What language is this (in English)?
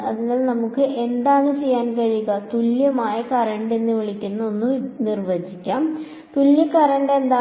Malayalam